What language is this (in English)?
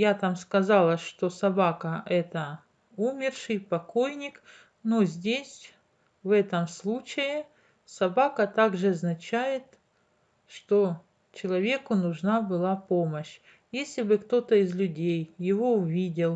Russian